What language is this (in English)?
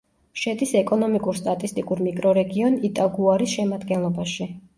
Georgian